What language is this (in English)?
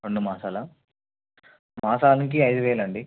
Telugu